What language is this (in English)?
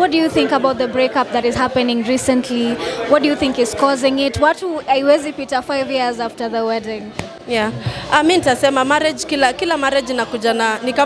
English